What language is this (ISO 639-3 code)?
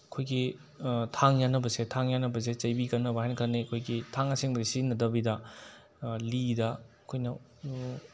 mni